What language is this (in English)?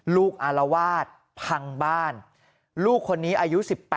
Thai